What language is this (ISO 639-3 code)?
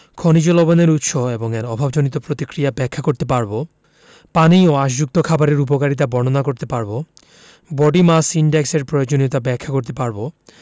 ben